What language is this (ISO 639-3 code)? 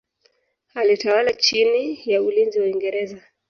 swa